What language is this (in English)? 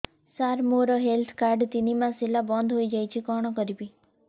Odia